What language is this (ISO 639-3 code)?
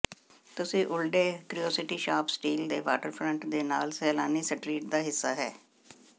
pan